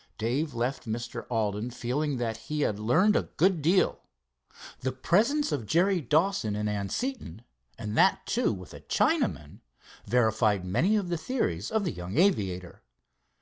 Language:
English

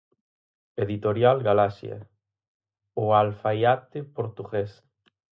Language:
Galician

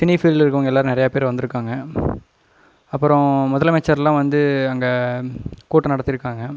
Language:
Tamil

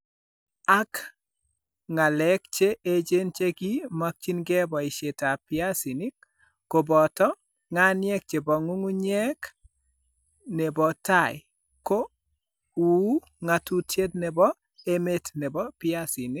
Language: Kalenjin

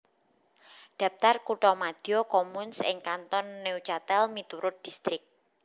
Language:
Javanese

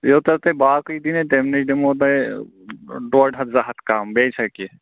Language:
Kashmiri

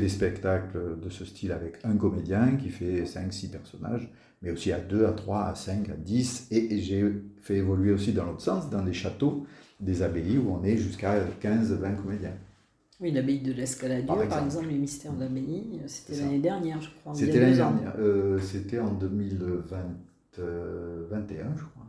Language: French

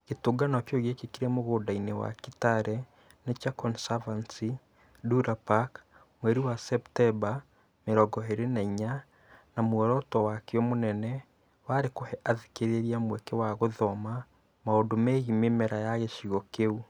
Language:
Kikuyu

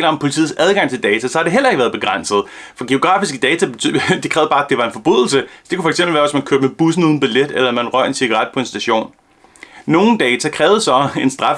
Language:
Danish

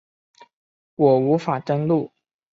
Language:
Chinese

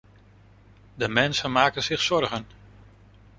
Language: Dutch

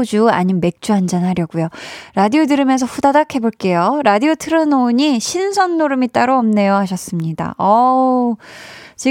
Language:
Korean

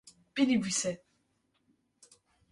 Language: Kurdish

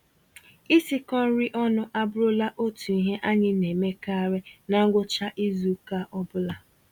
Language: Igbo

